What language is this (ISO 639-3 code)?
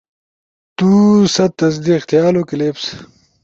ush